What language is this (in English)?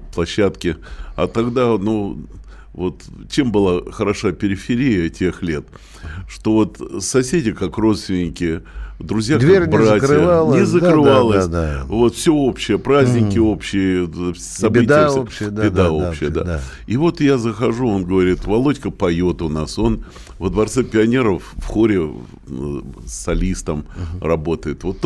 Russian